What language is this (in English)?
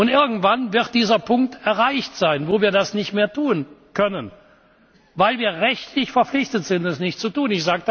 German